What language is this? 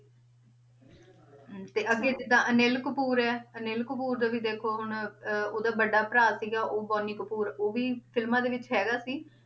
Punjabi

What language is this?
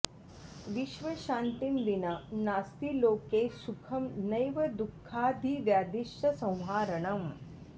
Sanskrit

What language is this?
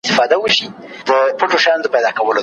Pashto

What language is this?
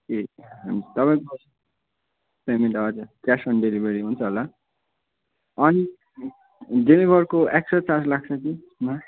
Nepali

